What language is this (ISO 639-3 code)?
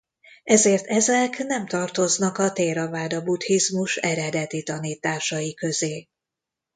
hun